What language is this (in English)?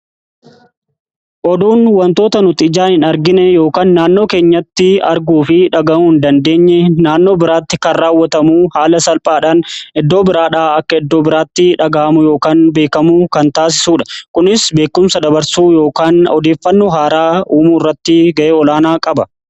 Oromo